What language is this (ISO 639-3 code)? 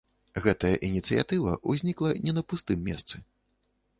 bel